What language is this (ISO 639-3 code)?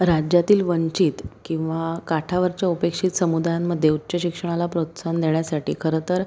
mar